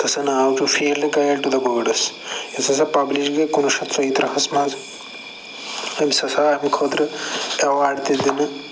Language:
Kashmiri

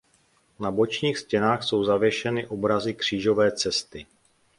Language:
Czech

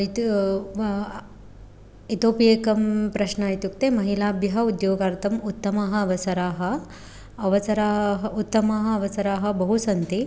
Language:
Sanskrit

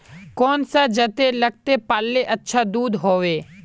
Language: Magahi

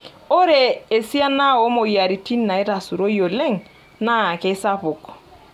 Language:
Masai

